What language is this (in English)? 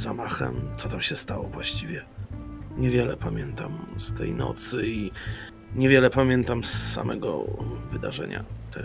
Polish